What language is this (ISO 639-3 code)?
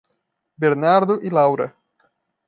por